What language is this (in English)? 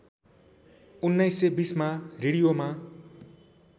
Nepali